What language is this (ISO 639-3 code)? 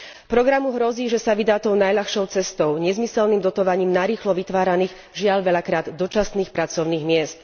slk